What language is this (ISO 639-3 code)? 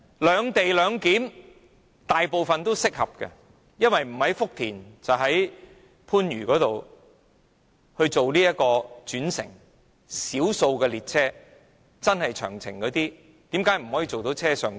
yue